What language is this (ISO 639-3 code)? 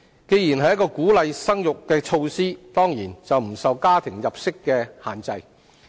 yue